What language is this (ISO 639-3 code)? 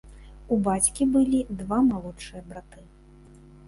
bel